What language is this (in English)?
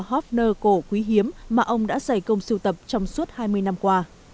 Vietnamese